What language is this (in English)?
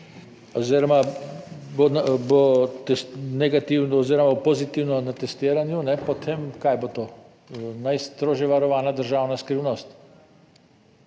Slovenian